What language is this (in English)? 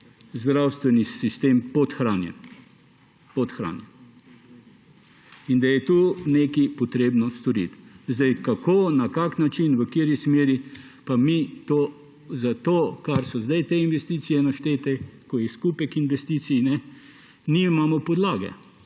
Slovenian